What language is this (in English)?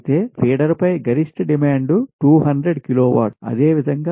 Telugu